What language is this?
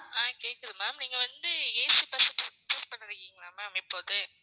Tamil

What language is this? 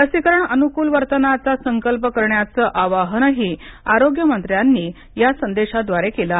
Marathi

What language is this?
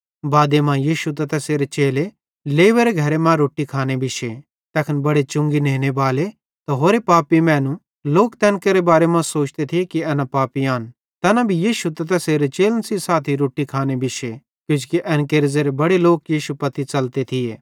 Bhadrawahi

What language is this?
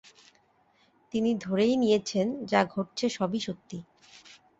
Bangla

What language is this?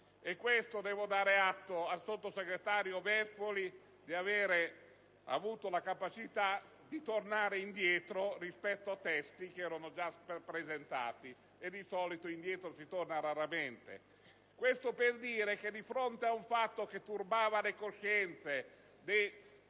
Italian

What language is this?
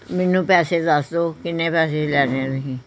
Punjabi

